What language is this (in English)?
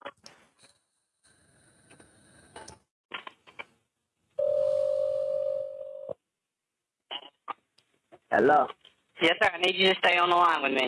English